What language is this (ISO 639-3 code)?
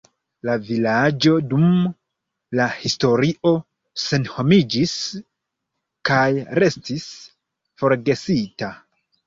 epo